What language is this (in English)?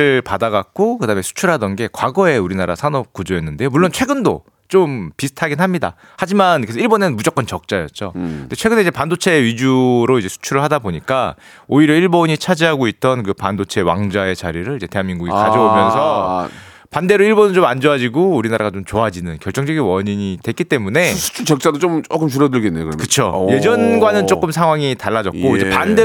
Korean